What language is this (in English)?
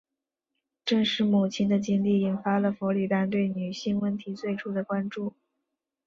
Chinese